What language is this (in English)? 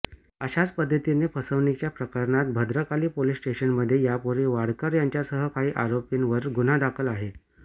Marathi